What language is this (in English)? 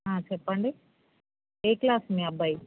Telugu